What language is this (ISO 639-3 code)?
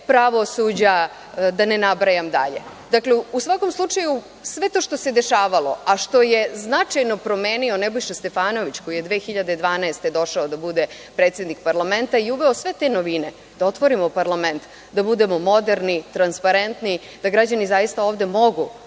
srp